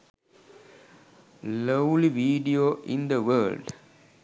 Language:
Sinhala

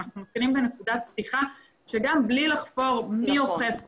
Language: Hebrew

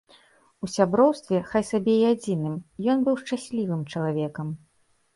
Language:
Belarusian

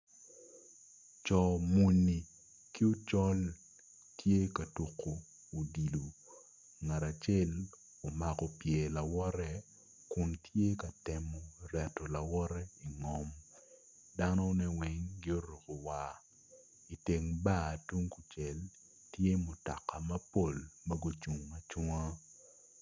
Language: Acoli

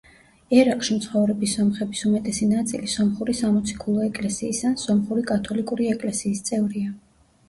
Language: Georgian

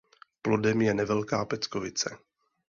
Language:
Czech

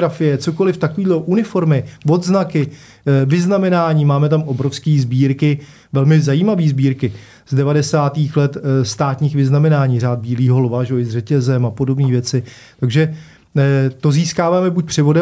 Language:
Czech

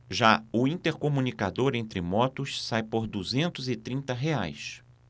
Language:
Portuguese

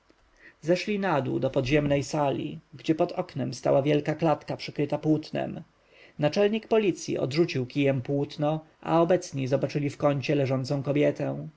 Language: Polish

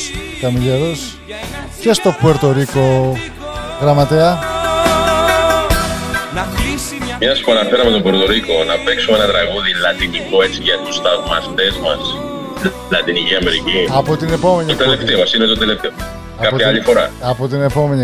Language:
Greek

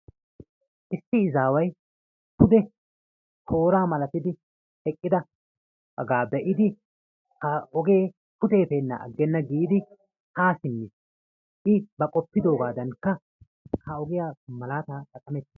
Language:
Wolaytta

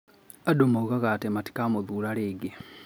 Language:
Kikuyu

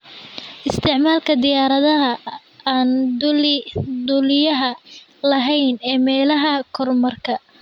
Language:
Somali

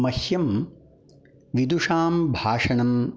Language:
Sanskrit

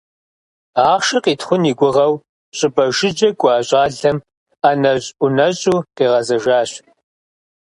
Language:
Kabardian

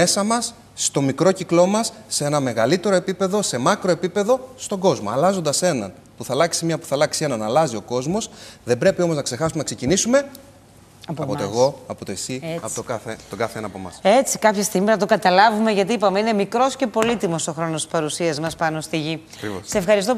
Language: Greek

